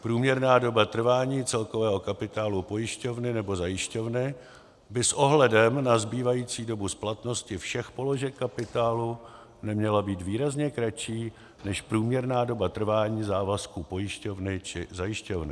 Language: Czech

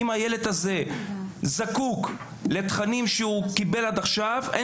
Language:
Hebrew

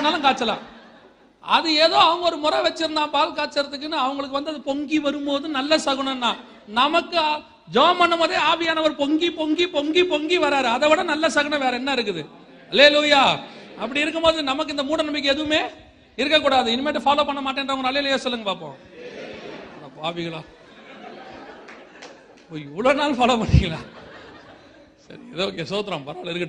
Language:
Tamil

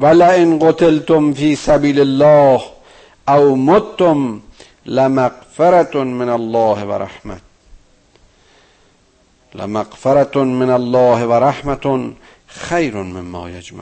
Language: Persian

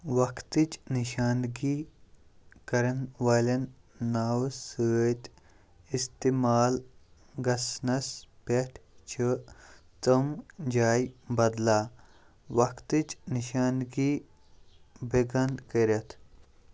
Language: Kashmiri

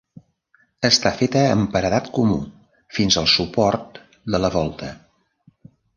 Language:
Catalan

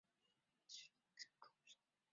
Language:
Chinese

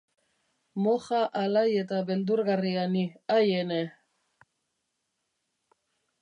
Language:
Basque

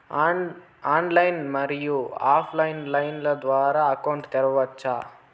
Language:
Telugu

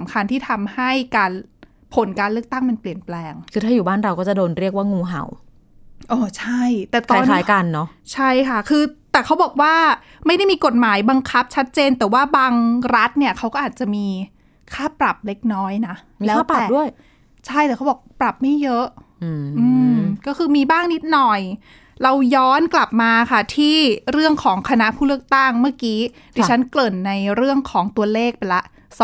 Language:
Thai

